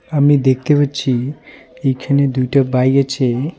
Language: Bangla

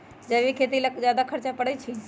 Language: Magahi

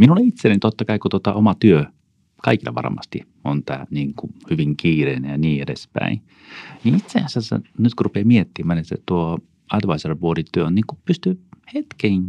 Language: Finnish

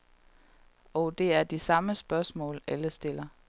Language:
Danish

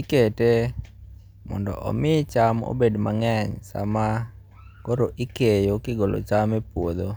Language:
Luo (Kenya and Tanzania)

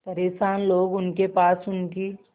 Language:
Hindi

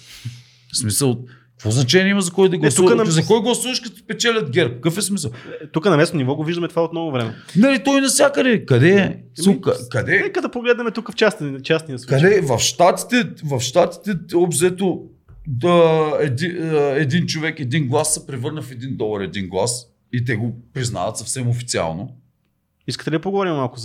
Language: Bulgarian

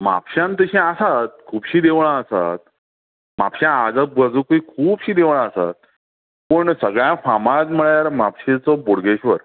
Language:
Konkani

